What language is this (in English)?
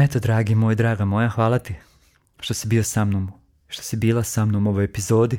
Croatian